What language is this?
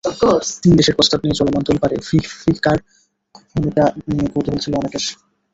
Bangla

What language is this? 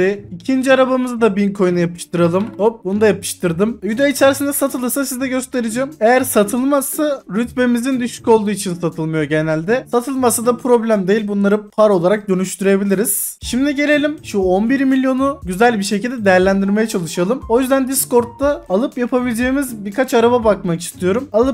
Turkish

